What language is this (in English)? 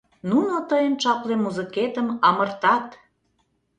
Mari